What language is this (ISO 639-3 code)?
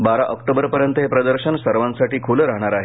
mar